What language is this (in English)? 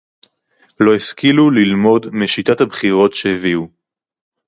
Hebrew